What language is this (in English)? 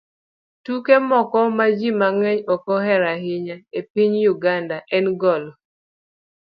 Luo (Kenya and Tanzania)